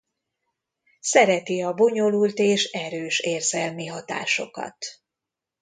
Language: Hungarian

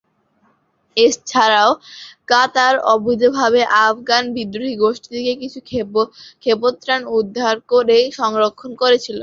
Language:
Bangla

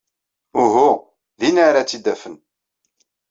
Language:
Kabyle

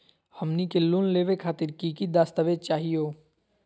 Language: Magahi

